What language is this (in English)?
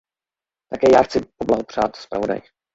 Czech